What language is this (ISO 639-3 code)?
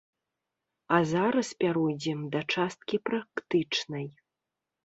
bel